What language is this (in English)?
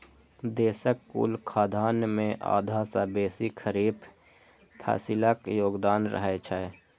Maithili